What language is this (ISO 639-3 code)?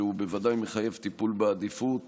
heb